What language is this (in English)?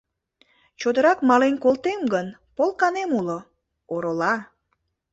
Mari